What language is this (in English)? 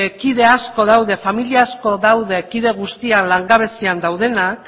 Basque